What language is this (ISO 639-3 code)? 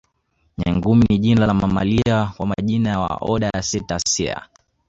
swa